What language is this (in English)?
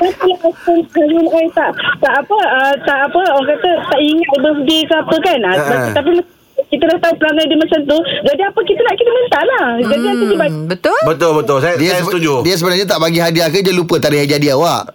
Malay